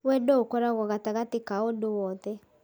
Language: Kikuyu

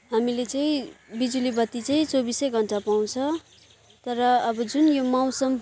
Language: Nepali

